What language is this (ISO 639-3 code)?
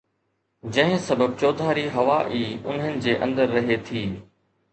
snd